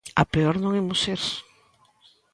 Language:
Galician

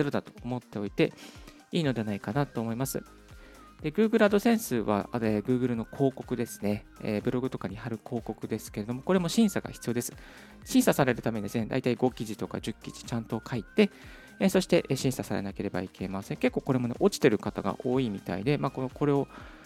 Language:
Japanese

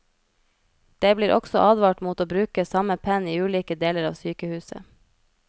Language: Norwegian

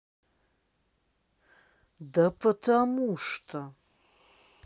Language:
Russian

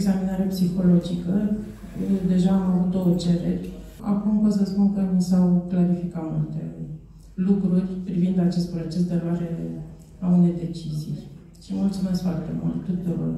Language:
Romanian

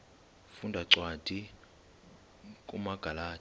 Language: Xhosa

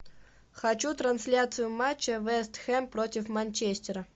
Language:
Russian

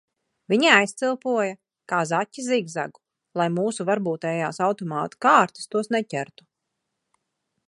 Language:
Latvian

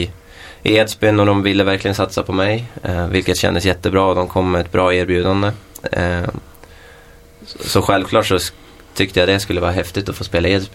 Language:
Swedish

